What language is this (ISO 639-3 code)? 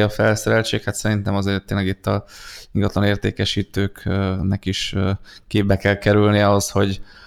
hun